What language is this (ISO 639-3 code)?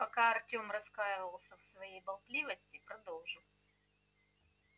rus